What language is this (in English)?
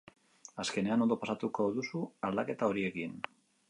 Basque